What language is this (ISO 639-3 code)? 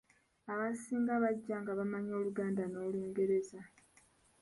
lug